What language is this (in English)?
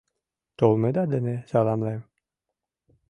Mari